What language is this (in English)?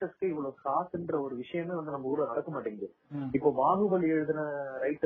Tamil